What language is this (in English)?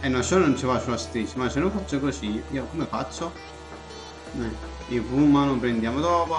Italian